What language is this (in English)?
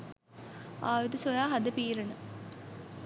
Sinhala